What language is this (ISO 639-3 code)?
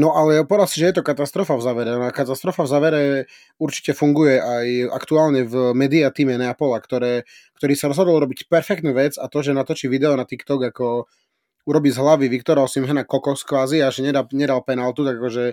slk